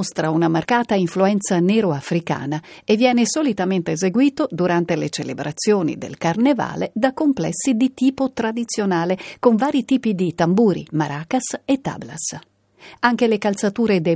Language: Italian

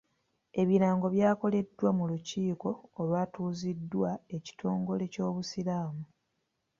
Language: Ganda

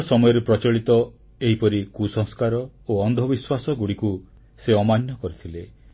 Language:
Odia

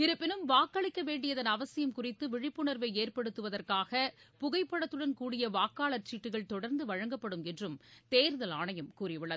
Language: Tamil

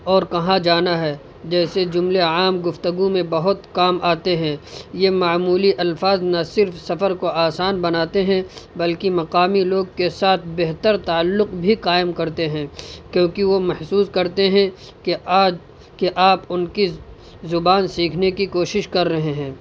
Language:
Urdu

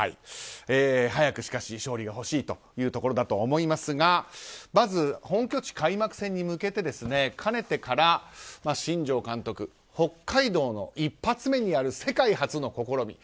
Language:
Japanese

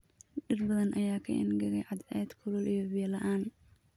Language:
Somali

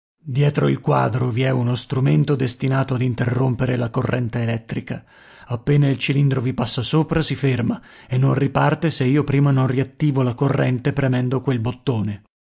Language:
Italian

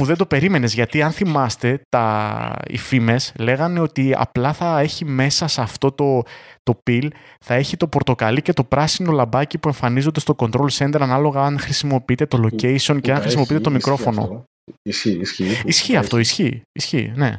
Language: Greek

